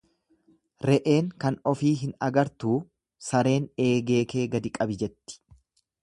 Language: Oromo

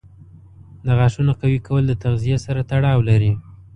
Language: Pashto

